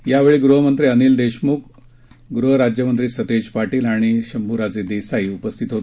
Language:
Marathi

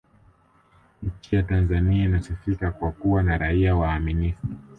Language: Swahili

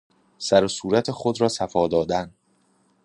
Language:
Persian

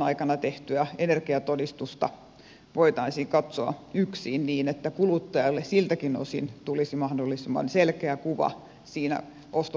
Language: Finnish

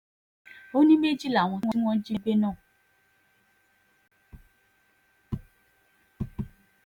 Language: Yoruba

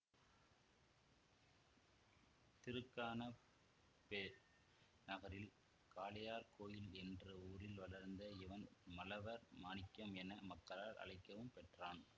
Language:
Tamil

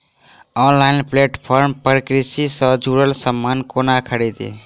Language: Maithili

